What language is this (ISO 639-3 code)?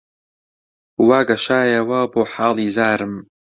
ckb